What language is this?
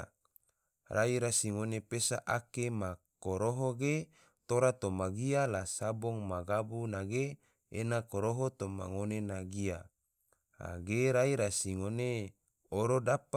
Tidore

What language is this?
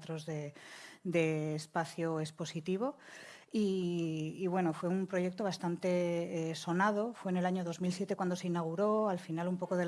Spanish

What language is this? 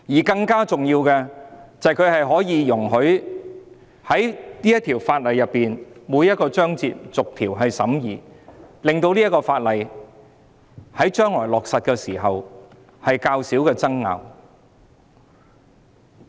Cantonese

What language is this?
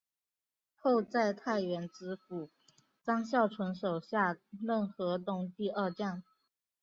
Chinese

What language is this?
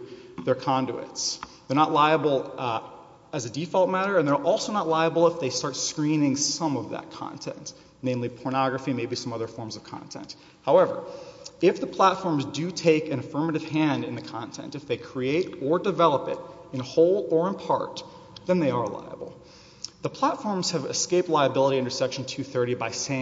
English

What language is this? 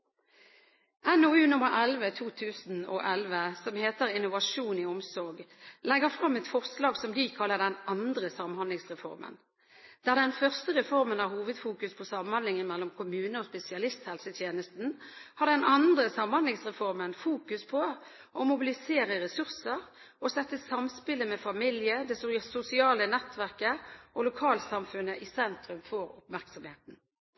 Norwegian Bokmål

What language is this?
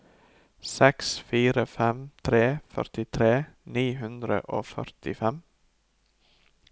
Norwegian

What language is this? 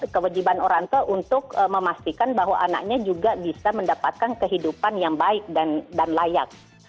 Indonesian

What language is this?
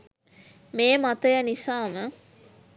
Sinhala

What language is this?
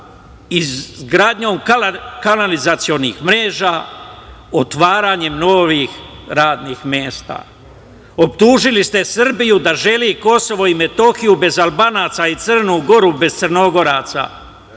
Serbian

